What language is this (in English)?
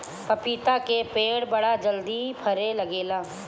Bhojpuri